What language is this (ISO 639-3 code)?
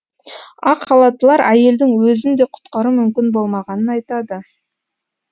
kaz